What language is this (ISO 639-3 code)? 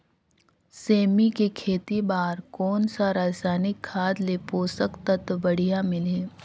hne